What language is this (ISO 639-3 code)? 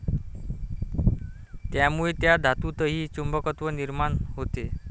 mar